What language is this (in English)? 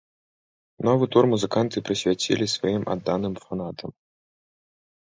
Belarusian